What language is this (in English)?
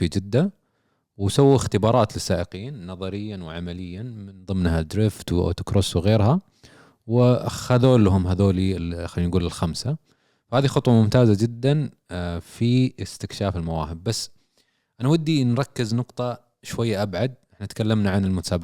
Arabic